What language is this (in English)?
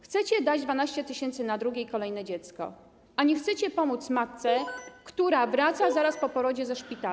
Polish